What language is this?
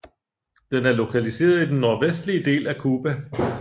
Danish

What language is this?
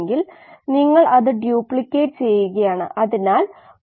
Malayalam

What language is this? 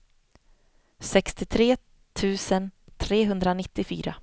Swedish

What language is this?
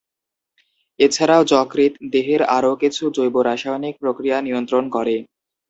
Bangla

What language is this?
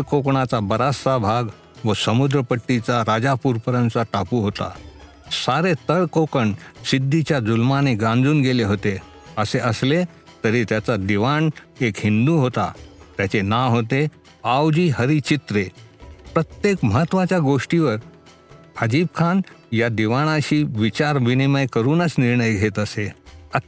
Marathi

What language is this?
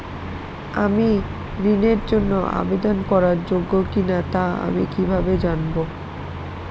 Bangla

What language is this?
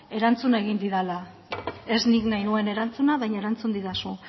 Basque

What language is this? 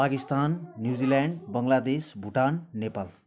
Nepali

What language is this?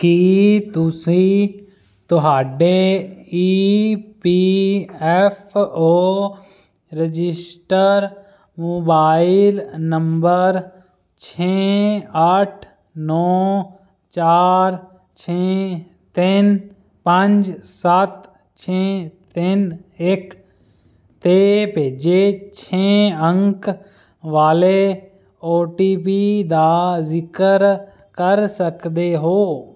Punjabi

